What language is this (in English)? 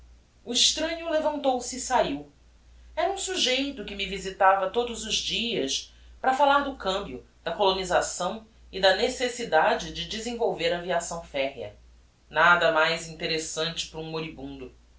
Portuguese